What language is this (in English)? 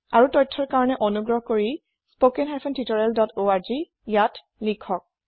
Assamese